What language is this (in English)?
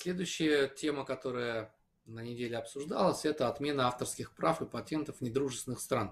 Russian